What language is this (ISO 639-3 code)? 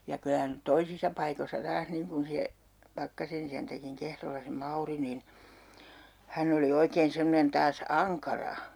fin